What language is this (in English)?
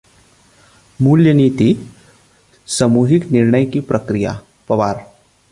Hindi